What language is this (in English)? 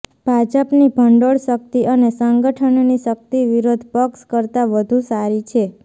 Gujarati